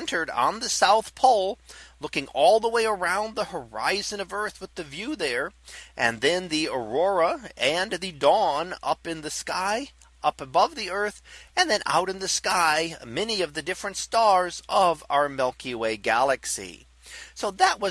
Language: English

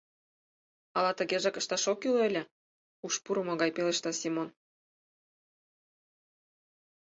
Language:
Mari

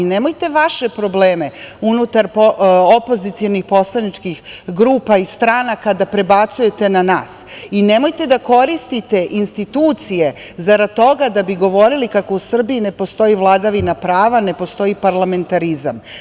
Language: Serbian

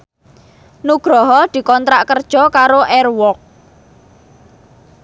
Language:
Javanese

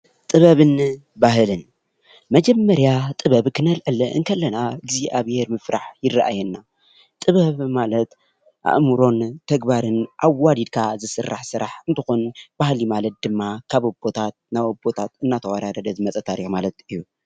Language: Tigrinya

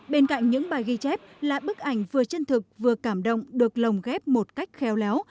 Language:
Vietnamese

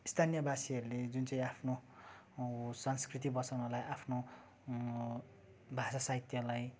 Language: Nepali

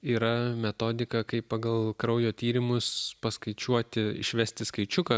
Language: Lithuanian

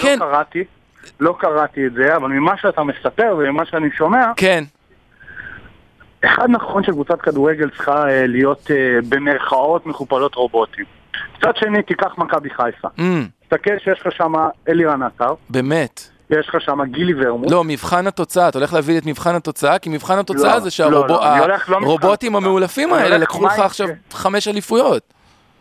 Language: Hebrew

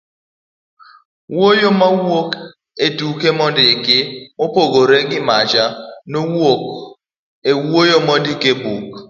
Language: Luo (Kenya and Tanzania)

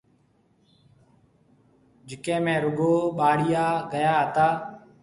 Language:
Marwari (Pakistan)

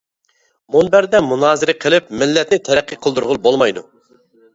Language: Uyghur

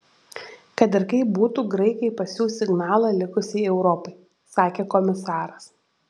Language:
Lithuanian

